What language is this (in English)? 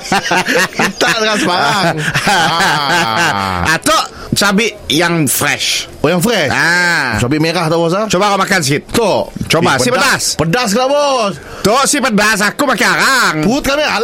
Malay